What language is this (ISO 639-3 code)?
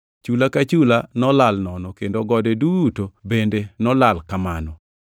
luo